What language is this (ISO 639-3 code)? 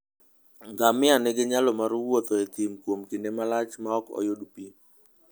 luo